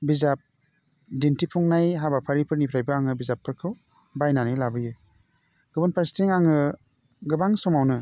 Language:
Bodo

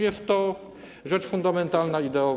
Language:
Polish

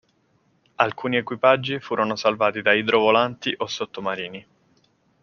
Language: Italian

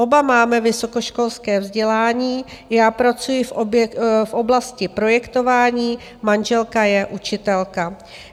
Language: Czech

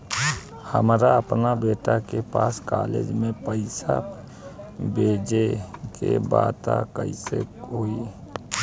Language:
Bhojpuri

